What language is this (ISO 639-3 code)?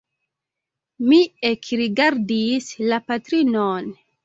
epo